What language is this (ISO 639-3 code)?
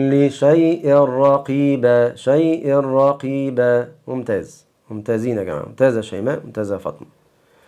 ara